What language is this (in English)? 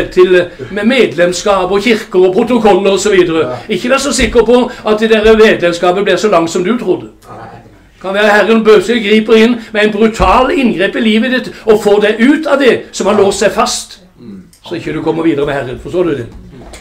Norwegian